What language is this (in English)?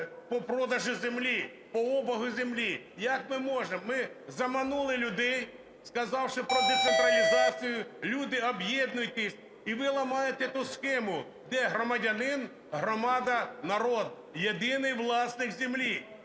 Ukrainian